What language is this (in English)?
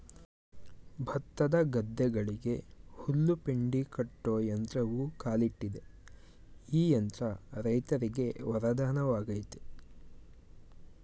Kannada